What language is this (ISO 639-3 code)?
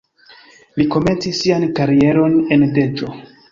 epo